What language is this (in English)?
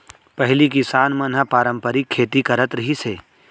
Chhattisgarhi